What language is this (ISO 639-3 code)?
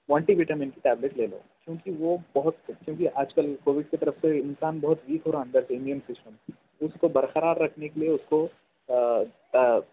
urd